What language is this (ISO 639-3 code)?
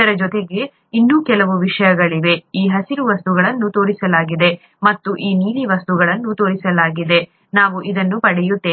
kan